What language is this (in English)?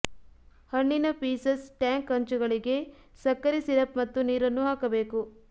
Kannada